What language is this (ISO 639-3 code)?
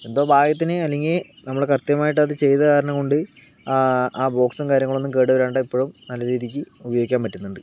mal